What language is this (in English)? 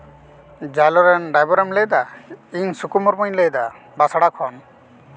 Santali